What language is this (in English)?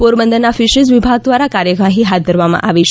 Gujarati